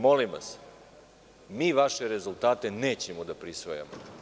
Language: Serbian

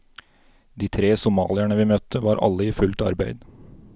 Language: Norwegian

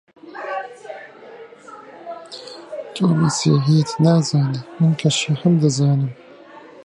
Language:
Central Kurdish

